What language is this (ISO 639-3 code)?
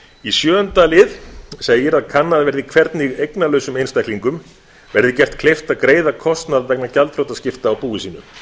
isl